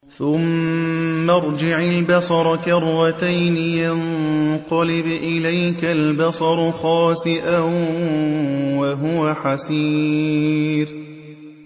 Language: Arabic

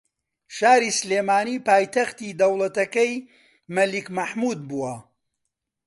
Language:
Central Kurdish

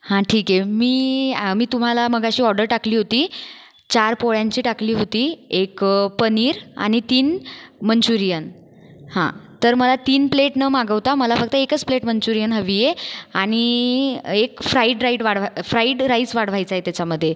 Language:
Marathi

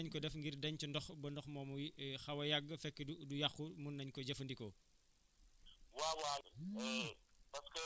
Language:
Wolof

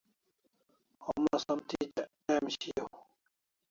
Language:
Kalasha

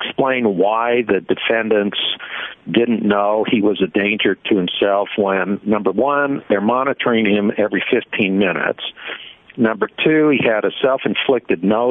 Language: English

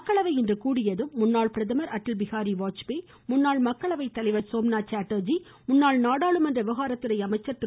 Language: Tamil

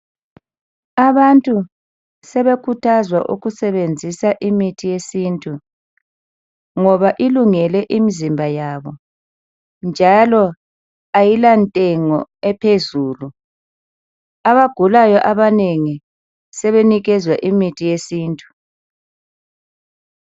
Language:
North Ndebele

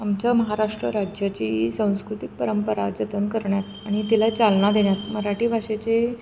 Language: Marathi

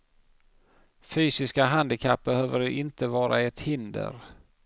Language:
Swedish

